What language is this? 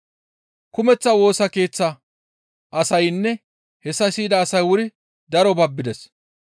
Gamo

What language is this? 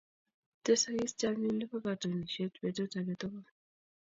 Kalenjin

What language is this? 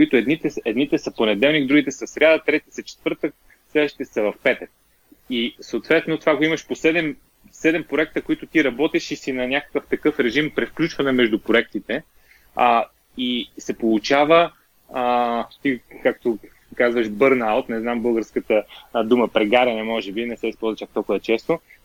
Bulgarian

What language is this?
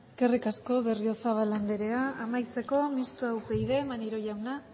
Basque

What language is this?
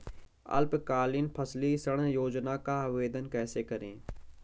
Hindi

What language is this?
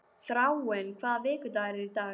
Icelandic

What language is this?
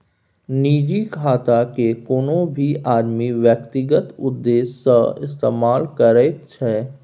Maithili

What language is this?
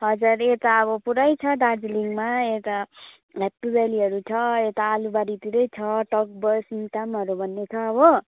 Nepali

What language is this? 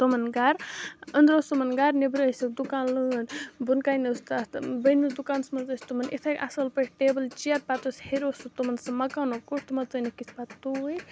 Kashmiri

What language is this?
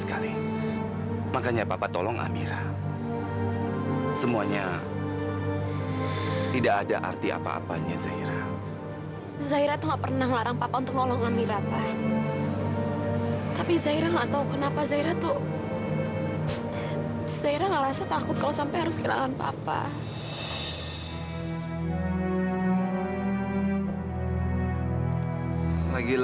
Indonesian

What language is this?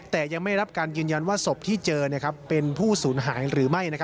Thai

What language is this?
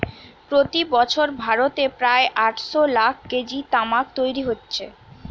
Bangla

